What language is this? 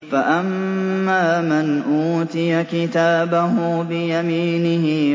Arabic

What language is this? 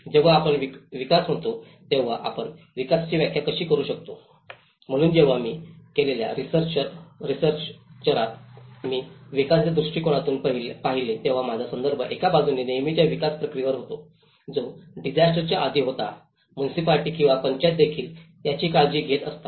Marathi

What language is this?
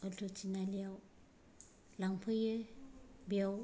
Bodo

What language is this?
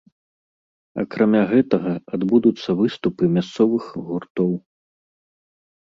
Belarusian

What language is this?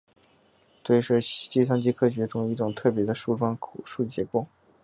Chinese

